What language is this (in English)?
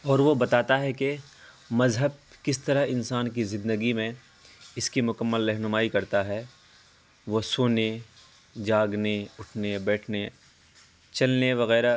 Urdu